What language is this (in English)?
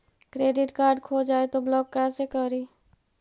Magahi